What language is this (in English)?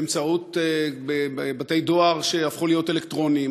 Hebrew